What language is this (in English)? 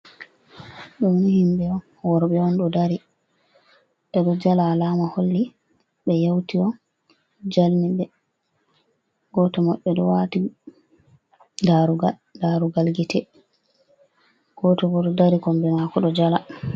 Fula